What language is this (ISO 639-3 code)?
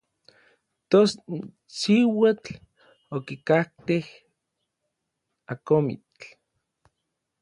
nlv